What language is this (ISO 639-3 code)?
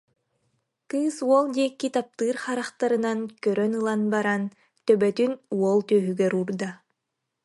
sah